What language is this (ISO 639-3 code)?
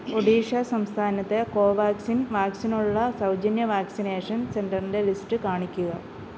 mal